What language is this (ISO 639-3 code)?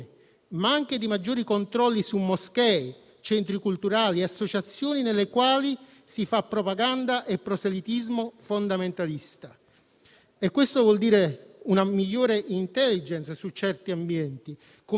ita